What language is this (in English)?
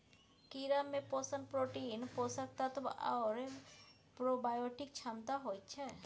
Maithili